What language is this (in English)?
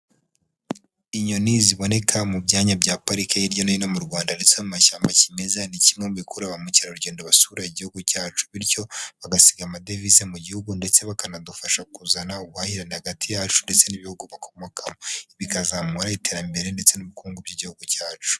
Kinyarwanda